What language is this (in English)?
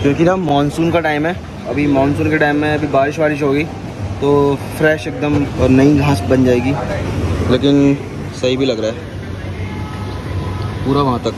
Hindi